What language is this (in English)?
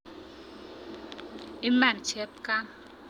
Kalenjin